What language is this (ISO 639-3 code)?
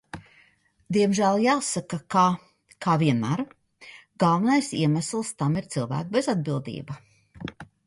lav